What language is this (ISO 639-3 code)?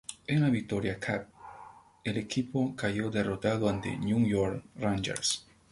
spa